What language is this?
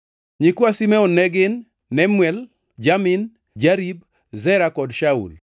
Luo (Kenya and Tanzania)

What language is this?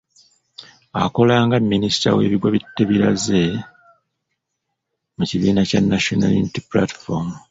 Ganda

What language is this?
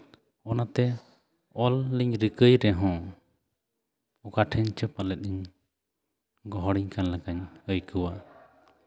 Santali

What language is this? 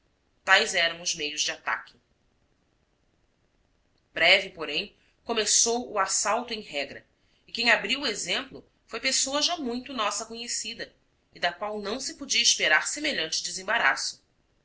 Portuguese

